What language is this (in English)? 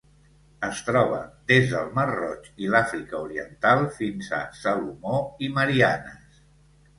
Catalan